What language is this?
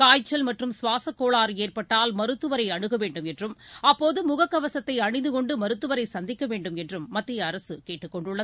Tamil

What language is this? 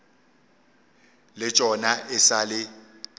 Northern Sotho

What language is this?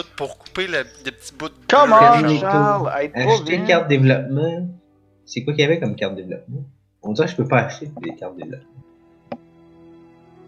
French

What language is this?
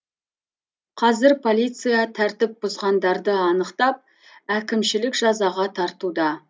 Kazakh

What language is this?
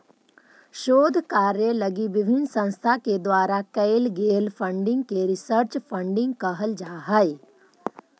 Magahi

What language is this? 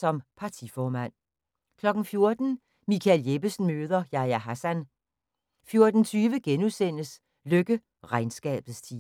Danish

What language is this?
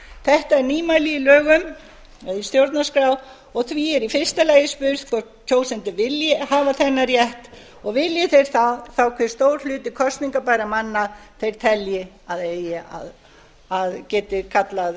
Icelandic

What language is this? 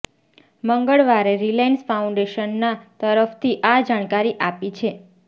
Gujarati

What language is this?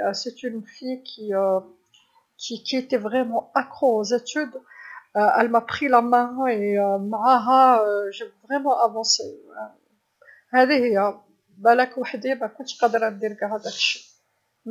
Algerian Arabic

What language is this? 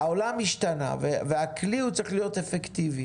Hebrew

